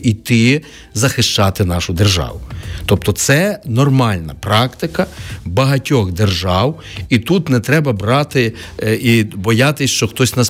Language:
Ukrainian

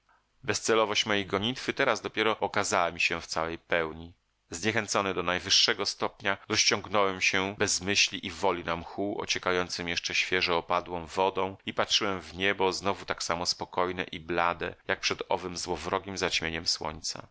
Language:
Polish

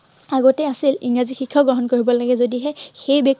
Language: Assamese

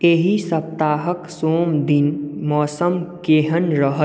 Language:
Maithili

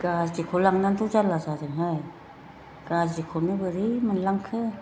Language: Bodo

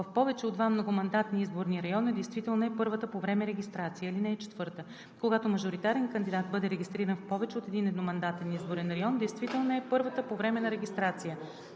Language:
Bulgarian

